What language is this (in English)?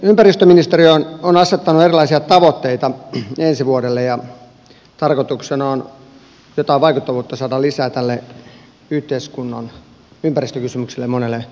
Finnish